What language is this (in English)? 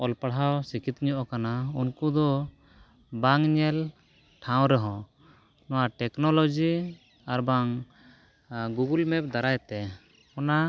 Santali